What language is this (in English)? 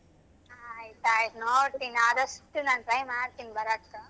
Kannada